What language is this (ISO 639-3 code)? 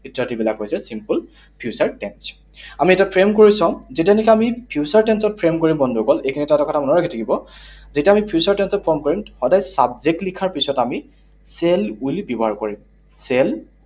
asm